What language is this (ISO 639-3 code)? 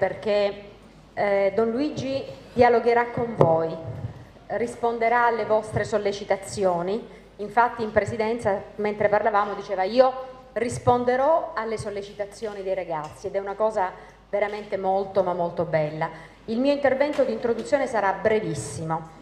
ita